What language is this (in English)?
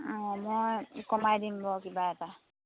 Assamese